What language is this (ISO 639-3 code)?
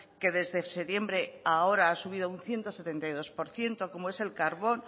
spa